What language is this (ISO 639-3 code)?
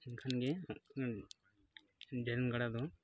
sat